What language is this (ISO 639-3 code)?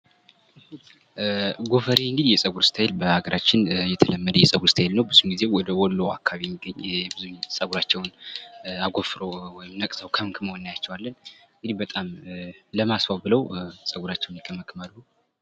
amh